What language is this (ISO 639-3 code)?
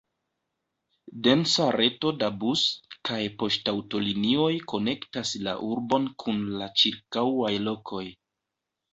epo